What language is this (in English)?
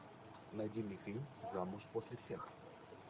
Russian